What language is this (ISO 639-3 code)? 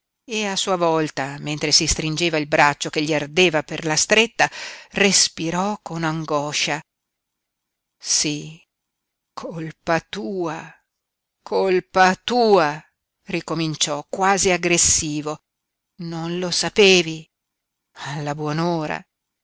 ita